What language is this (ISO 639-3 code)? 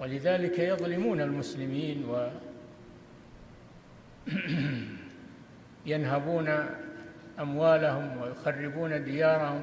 ara